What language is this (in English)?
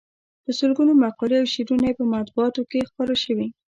Pashto